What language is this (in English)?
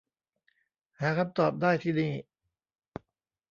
Thai